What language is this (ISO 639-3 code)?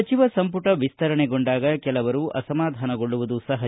kan